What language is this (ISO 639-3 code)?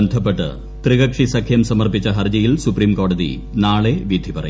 mal